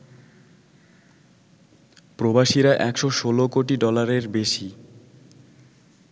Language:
Bangla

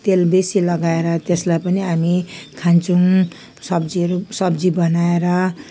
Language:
Nepali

